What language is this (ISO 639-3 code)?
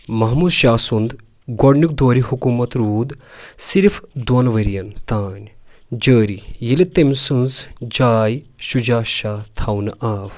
kas